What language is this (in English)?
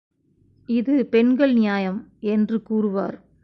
Tamil